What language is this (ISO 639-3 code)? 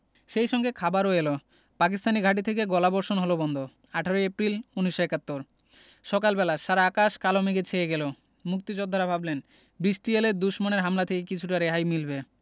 ben